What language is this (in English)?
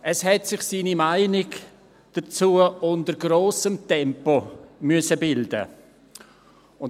Swiss German